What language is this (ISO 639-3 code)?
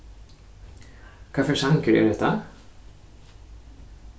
fao